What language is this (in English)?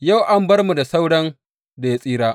Hausa